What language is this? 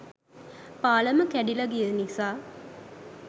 Sinhala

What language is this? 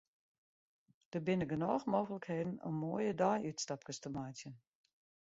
Western Frisian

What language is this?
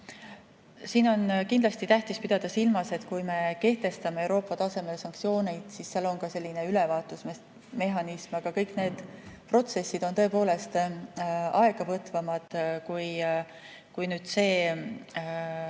Estonian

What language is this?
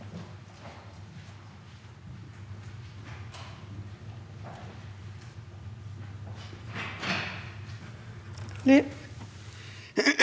Norwegian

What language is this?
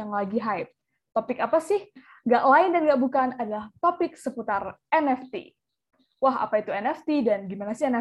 Indonesian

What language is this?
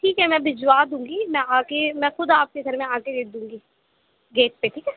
Urdu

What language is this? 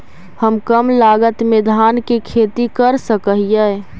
Magahi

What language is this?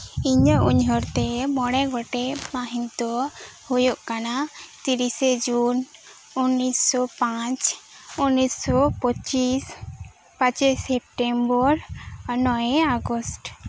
Santali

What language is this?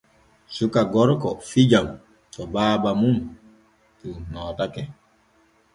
Borgu Fulfulde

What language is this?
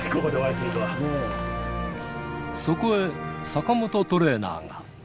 Japanese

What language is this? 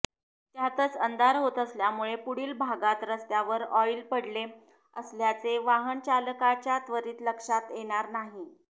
Marathi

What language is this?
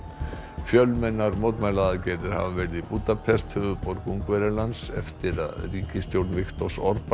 Icelandic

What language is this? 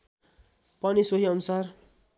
Nepali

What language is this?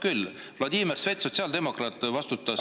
Estonian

